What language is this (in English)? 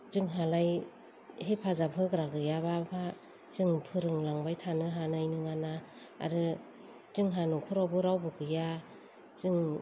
Bodo